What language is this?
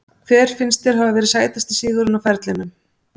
Icelandic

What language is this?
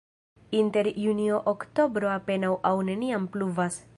Esperanto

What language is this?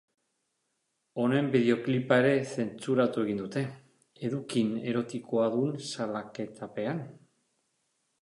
Basque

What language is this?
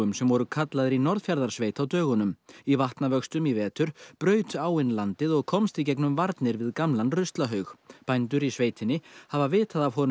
Icelandic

